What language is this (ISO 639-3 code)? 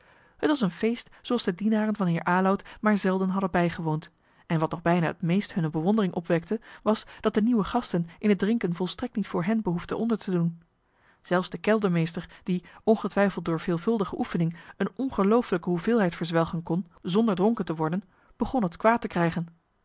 nld